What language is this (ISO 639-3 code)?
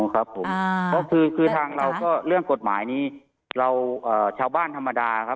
tha